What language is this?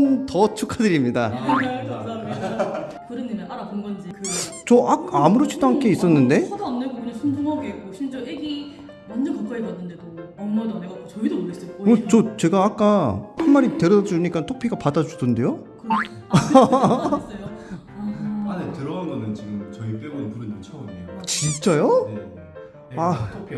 Korean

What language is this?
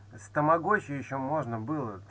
Russian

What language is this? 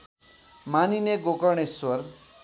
Nepali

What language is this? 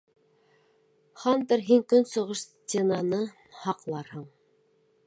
Bashkir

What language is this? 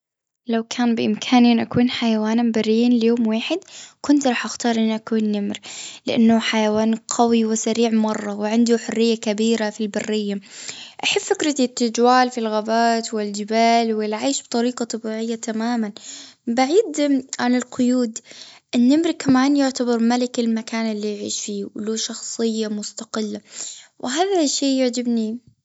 Gulf Arabic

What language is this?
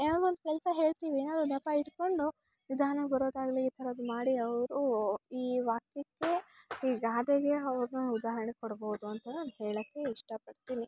Kannada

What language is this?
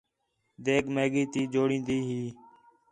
Khetrani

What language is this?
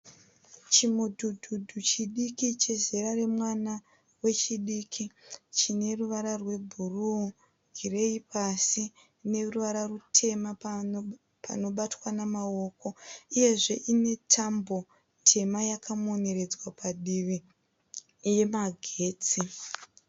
Shona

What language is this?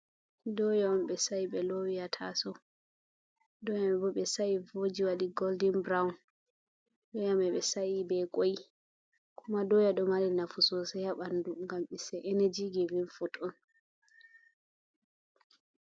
Fula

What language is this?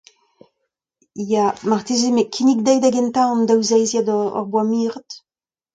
Breton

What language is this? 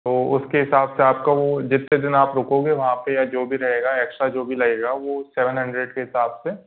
Hindi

